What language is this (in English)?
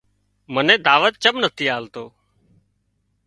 Wadiyara Koli